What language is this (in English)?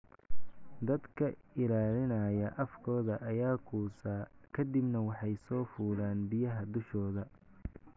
Somali